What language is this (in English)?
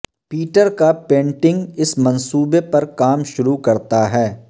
Urdu